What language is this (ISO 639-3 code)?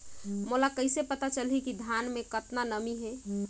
hne